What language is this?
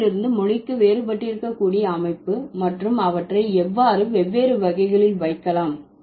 Tamil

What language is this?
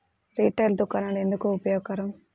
Telugu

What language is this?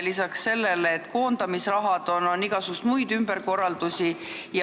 Estonian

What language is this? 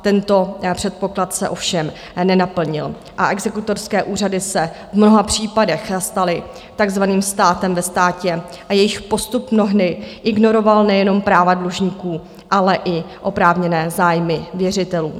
Czech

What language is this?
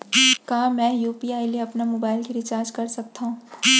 Chhattisgarhi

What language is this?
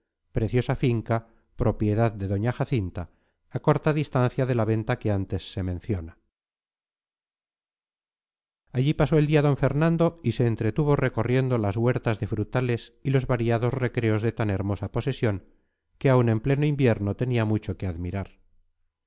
Spanish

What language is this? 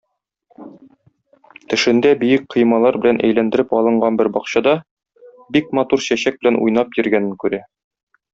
Tatar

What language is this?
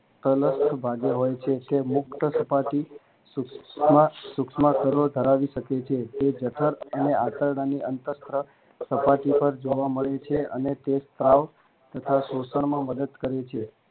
Gujarati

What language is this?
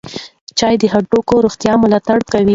Pashto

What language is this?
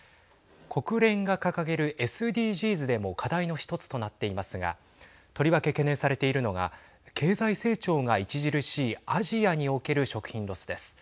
Japanese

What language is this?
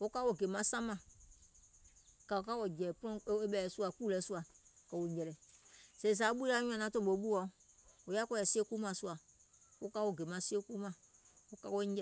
Gola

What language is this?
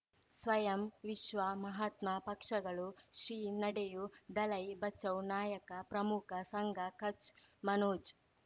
Kannada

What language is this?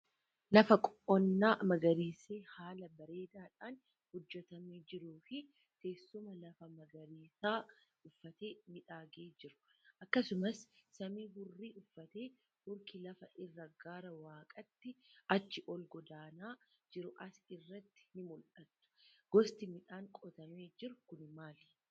Oromo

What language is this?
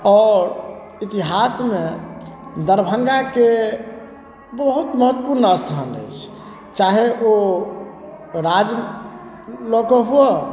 Maithili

